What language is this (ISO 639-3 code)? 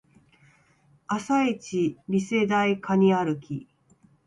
jpn